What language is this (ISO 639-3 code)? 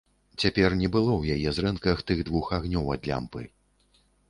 bel